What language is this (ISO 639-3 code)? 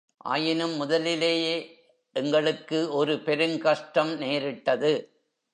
tam